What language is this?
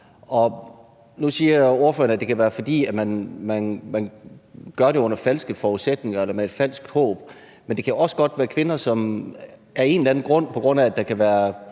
Danish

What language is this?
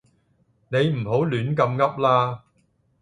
Cantonese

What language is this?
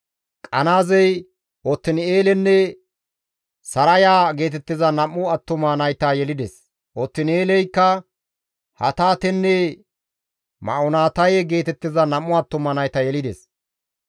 Gamo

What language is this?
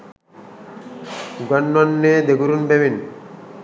Sinhala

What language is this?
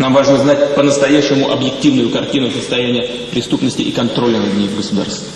Russian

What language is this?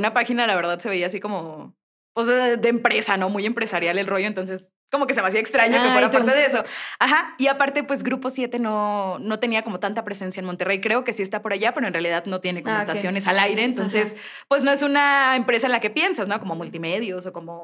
Spanish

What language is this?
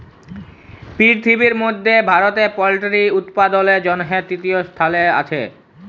Bangla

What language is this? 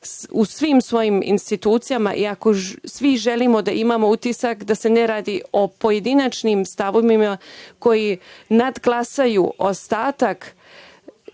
Serbian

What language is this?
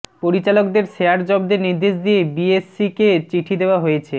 Bangla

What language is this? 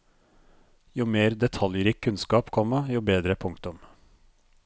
Norwegian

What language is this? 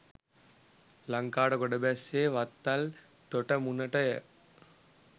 Sinhala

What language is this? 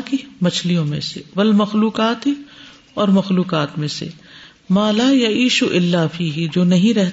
Urdu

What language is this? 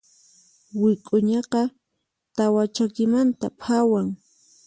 Puno Quechua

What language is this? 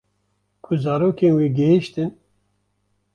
Kurdish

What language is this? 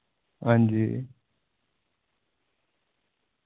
Dogri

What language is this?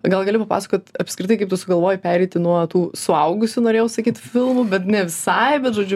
Lithuanian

